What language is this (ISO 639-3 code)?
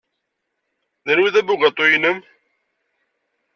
kab